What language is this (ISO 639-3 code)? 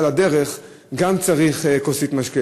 heb